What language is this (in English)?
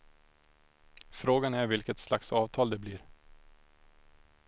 Swedish